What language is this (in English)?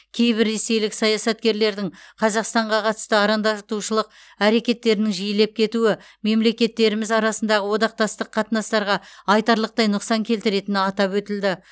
Kazakh